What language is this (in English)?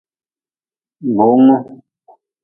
Nawdm